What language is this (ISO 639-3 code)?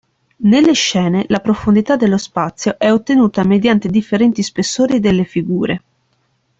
ita